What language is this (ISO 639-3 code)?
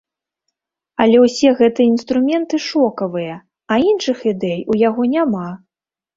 bel